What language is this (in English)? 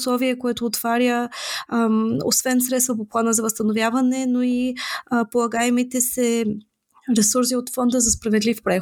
Bulgarian